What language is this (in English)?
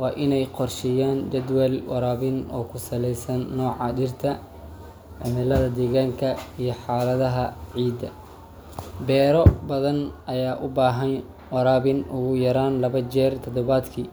Somali